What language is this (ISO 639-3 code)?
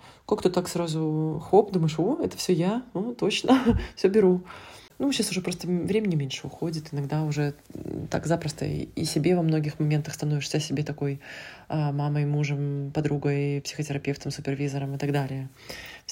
rus